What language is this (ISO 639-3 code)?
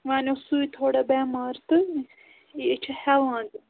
kas